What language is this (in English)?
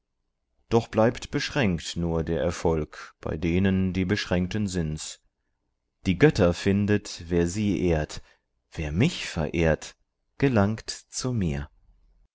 German